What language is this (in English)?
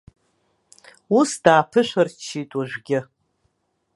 Abkhazian